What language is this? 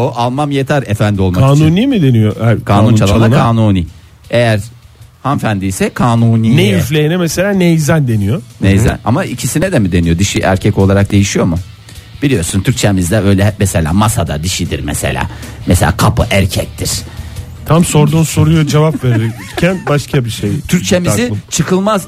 Turkish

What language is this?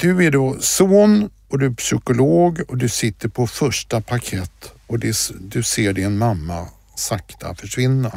Swedish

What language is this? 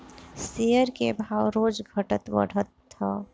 Bhojpuri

